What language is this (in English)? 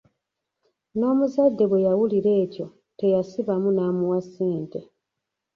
Ganda